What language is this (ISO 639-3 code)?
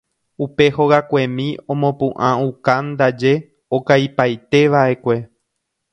grn